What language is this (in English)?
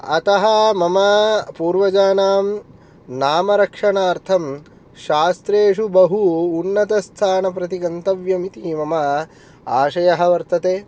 Sanskrit